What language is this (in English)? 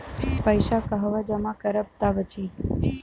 Bhojpuri